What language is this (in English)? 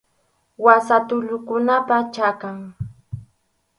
Arequipa-La Unión Quechua